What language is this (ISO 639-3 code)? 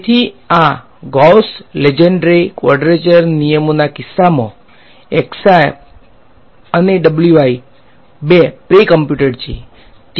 guj